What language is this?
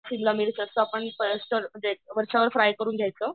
Marathi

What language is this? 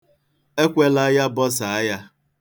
Igbo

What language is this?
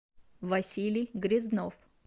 Russian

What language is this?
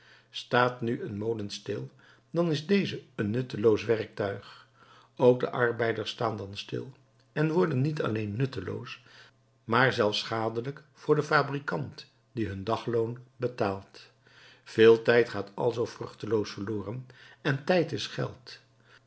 Dutch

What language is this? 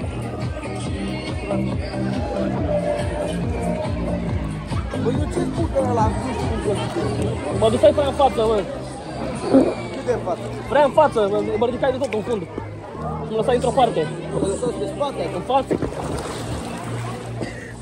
Romanian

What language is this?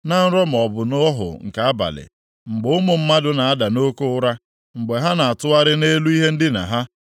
Igbo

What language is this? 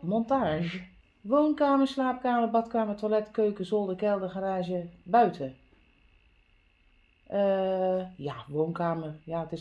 Dutch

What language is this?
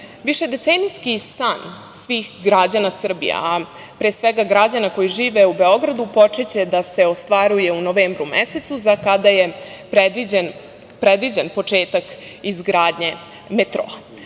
Serbian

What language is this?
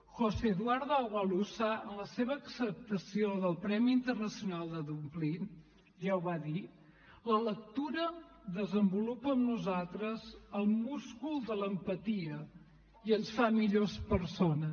Catalan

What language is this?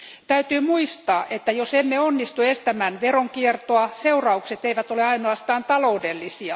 Finnish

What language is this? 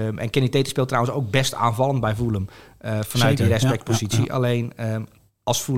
Dutch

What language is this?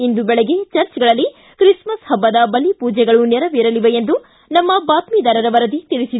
Kannada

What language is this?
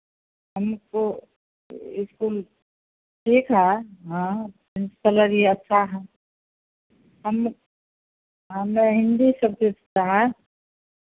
Hindi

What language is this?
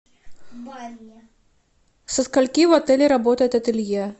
Russian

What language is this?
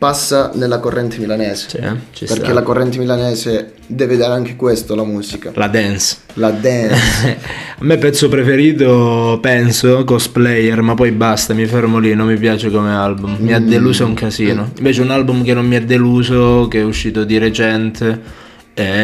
Italian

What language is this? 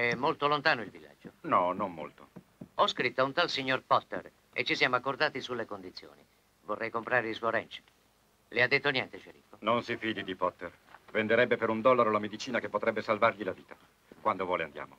Italian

